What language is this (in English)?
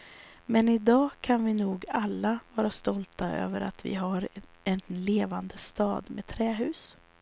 Swedish